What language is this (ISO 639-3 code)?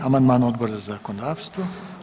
hrv